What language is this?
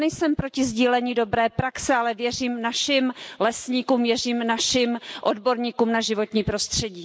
Czech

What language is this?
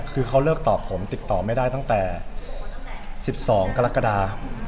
Thai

